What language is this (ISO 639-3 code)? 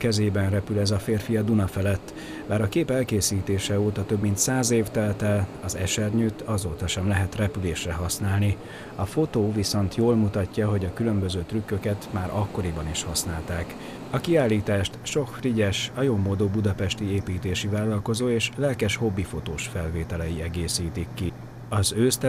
hun